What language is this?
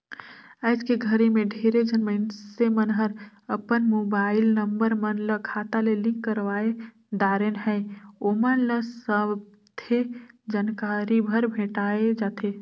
Chhattisgarhi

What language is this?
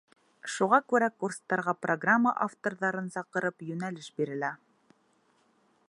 Bashkir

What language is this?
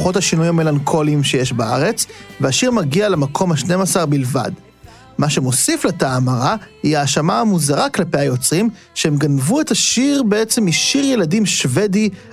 Hebrew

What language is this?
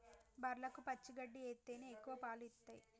Telugu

